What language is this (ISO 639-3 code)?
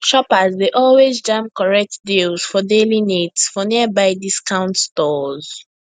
pcm